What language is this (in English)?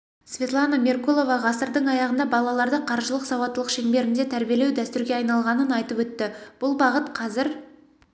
Kazakh